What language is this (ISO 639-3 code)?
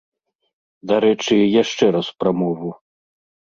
bel